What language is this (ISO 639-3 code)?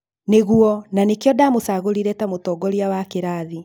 kik